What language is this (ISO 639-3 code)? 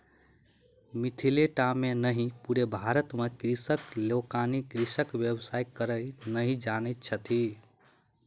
mai